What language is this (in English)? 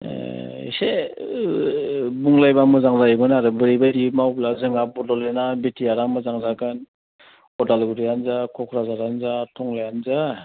Bodo